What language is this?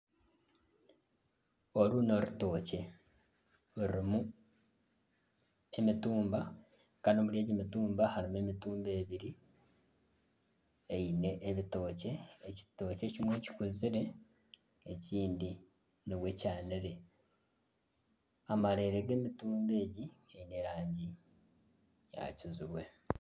Nyankole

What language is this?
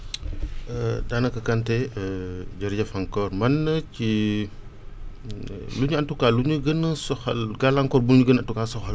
Wolof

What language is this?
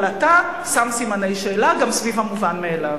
Hebrew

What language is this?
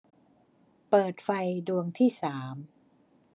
Thai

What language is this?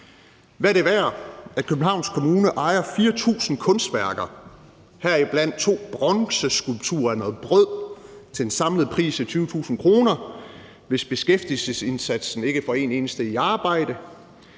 Danish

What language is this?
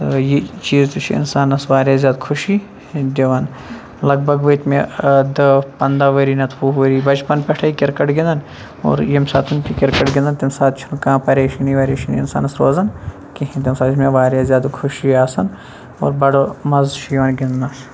Kashmiri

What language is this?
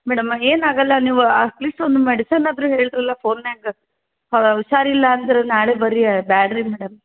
Kannada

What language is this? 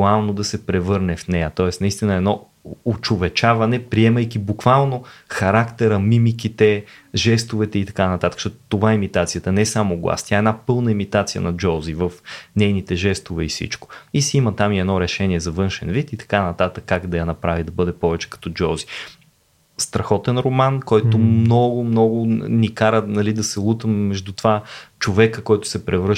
Bulgarian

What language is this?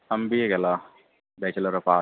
Konkani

